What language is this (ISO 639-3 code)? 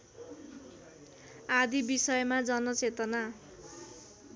nep